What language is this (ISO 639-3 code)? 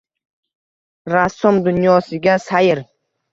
uzb